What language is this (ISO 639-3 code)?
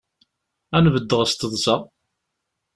kab